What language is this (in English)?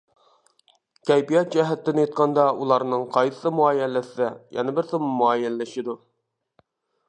Uyghur